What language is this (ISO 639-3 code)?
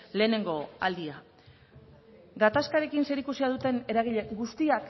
eus